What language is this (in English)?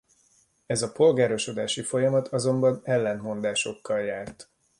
Hungarian